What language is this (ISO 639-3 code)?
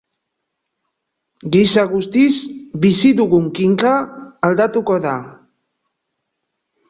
eus